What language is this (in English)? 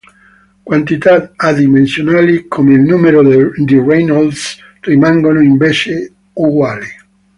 Italian